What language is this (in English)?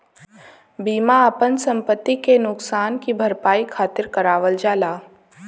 Bhojpuri